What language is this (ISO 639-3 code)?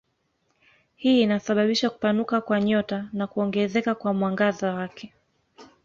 swa